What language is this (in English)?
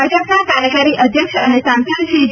Gujarati